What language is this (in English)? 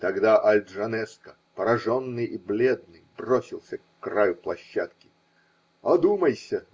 Russian